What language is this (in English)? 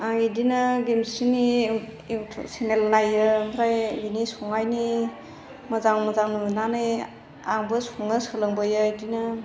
Bodo